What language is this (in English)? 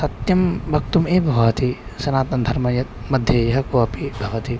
Sanskrit